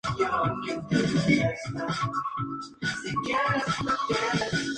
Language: Spanish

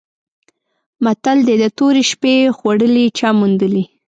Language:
Pashto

